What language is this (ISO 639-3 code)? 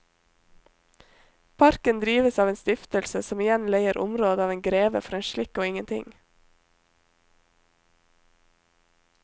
nor